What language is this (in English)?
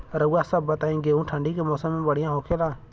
Bhojpuri